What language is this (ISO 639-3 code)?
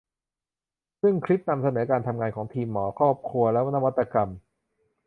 tha